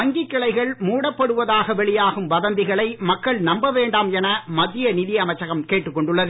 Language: Tamil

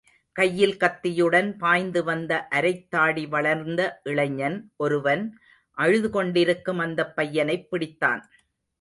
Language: Tamil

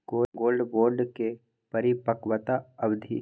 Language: Maithili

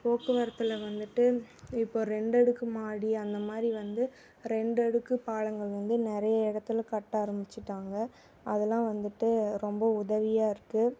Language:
Tamil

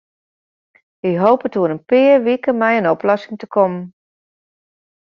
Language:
Western Frisian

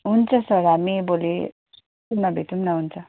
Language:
Nepali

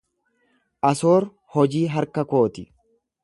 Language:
Oromo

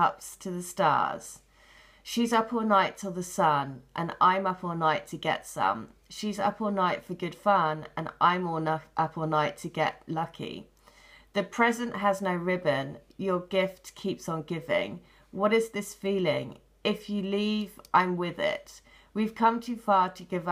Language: English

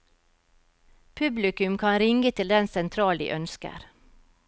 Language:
Norwegian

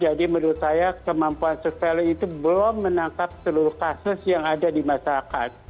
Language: Indonesian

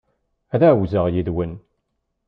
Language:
Kabyle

